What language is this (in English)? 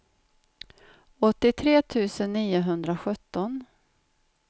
Swedish